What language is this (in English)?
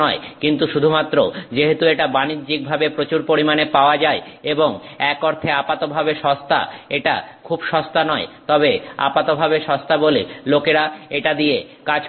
Bangla